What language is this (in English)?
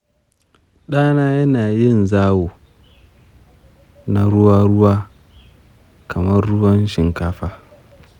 Hausa